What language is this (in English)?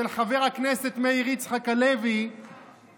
Hebrew